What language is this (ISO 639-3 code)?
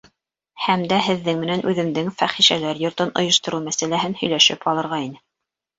bak